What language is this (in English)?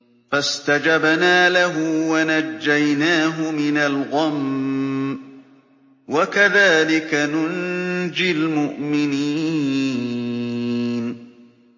Arabic